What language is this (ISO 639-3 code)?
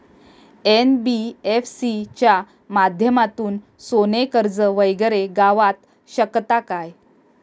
mar